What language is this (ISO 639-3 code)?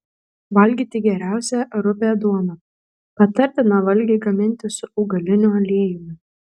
lit